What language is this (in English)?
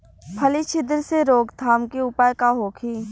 Bhojpuri